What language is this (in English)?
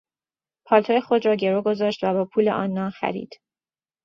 Persian